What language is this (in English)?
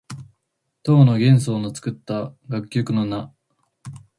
Japanese